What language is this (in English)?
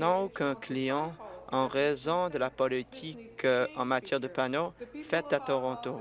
French